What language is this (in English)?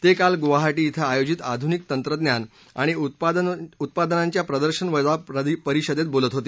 Marathi